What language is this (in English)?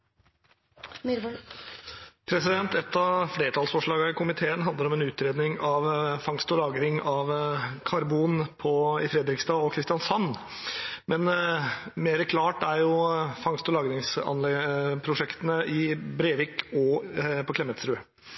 Norwegian